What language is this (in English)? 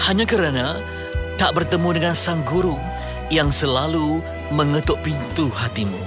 Malay